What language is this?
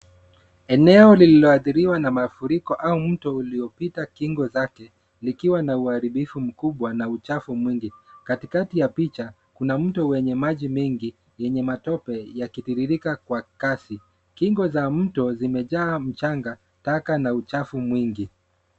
Swahili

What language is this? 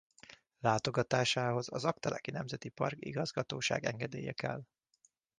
Hungarian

